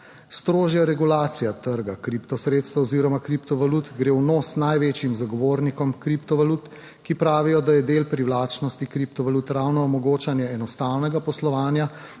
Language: Slovenian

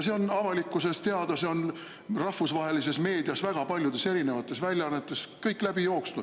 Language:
Estonian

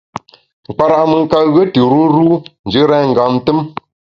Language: Bamun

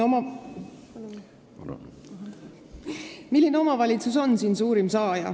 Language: Estonian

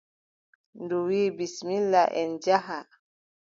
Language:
Adamawa Fulfulde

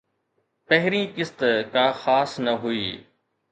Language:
Sindhi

